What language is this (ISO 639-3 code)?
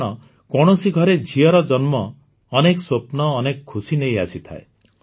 ori